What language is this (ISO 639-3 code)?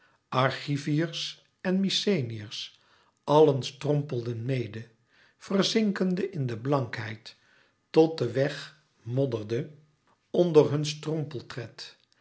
nld